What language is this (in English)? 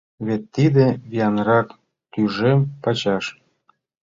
Mari